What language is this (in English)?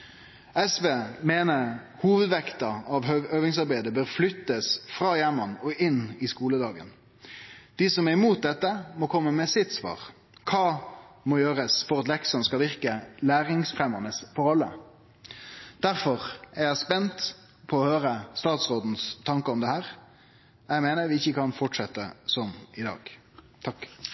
Norwegian Nynorsk